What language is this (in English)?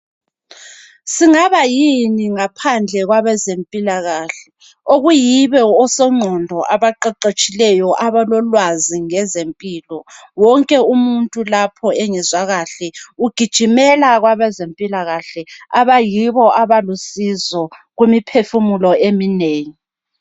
North Ndebele